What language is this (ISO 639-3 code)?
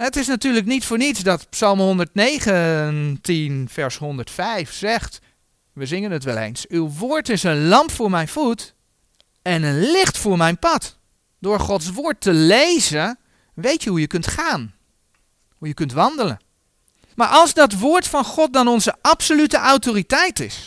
nld